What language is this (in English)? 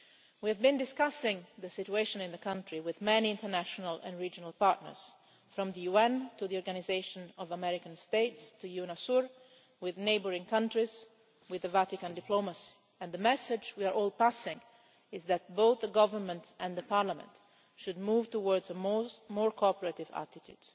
English